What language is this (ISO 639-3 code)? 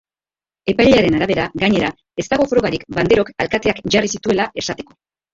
eus